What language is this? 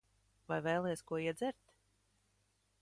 Latvian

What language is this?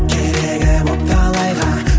Kazakh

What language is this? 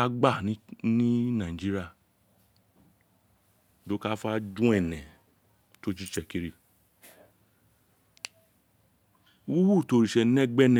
Isekiri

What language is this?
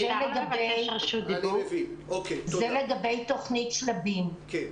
Hebrew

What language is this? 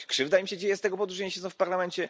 Polish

